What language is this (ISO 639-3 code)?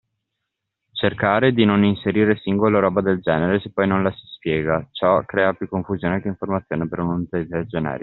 ita